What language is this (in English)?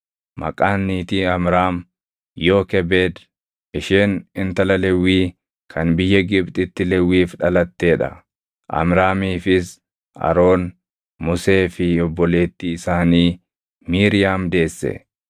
Oromo